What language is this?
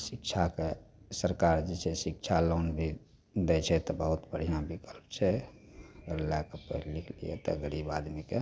Maithili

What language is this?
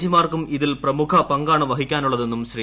Malayalam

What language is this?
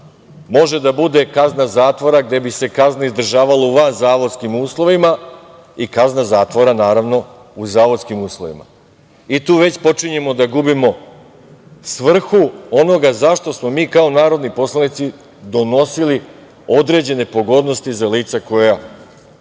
Serbian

